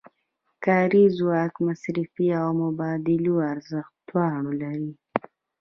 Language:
Pashto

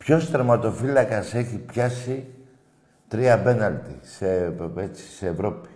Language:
Greek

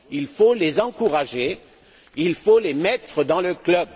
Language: French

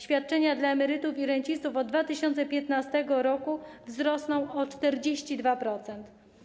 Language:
Polish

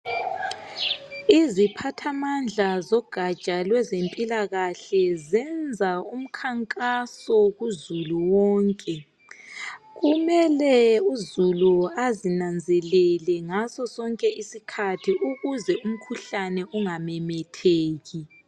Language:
North Ndebele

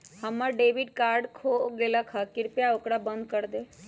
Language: Magahi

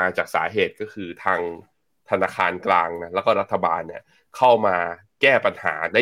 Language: Thai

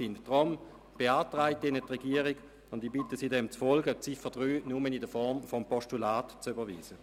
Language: Swiss German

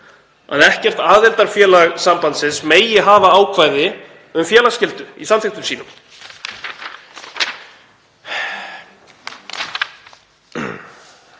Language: Icelandic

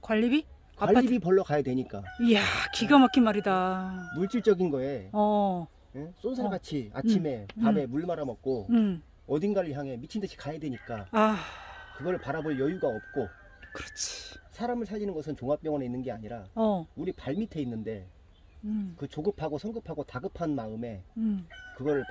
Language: Korean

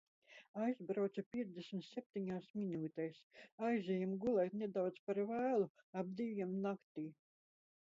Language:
Latvian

